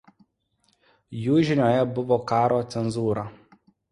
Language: Lithuanian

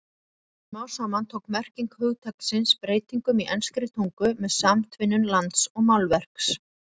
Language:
Icelandic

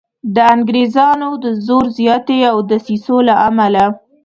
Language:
Pashto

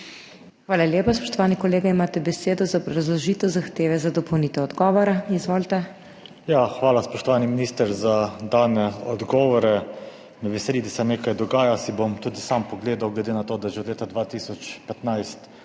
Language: Slovenian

